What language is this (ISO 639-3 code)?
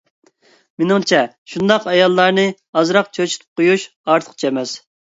uig